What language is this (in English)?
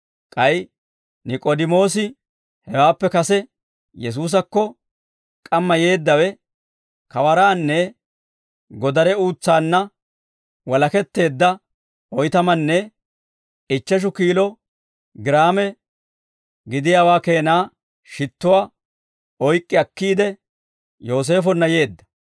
Dawro